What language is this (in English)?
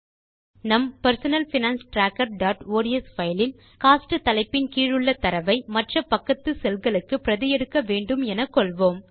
Tamil